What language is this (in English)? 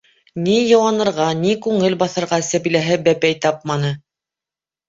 Bashkir